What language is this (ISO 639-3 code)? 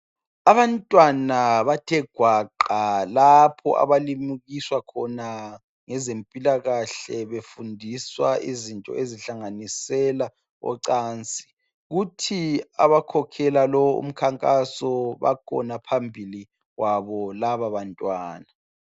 nde